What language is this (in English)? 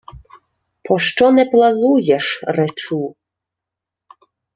Ukrainian